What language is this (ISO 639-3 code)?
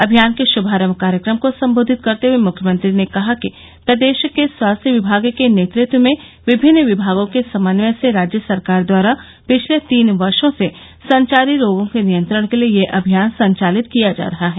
hin